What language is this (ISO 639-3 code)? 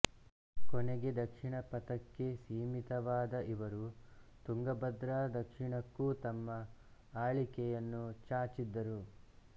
kan